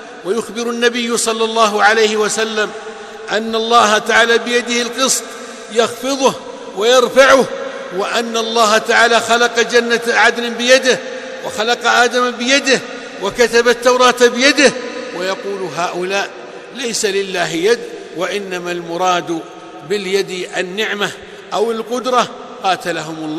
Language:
Arabic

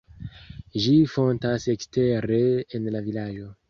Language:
Esperanto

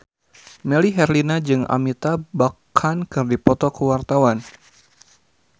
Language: Sundanese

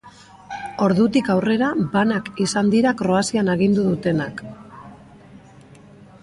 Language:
Basque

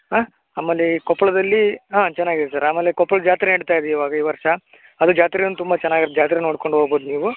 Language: Kannada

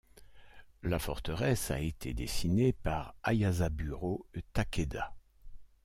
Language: French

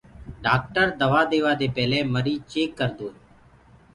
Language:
Gurgula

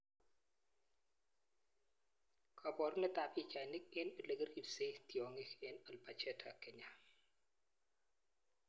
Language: Kalenjin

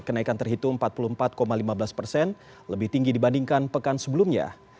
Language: Indonesian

